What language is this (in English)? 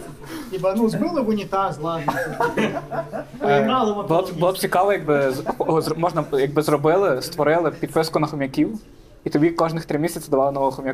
Ukrainian